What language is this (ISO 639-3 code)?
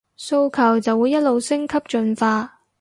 yue